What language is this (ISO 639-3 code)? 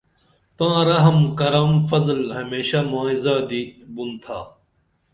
dml